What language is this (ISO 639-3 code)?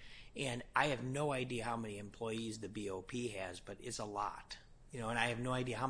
eng